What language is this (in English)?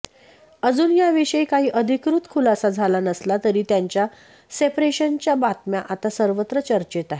Marathi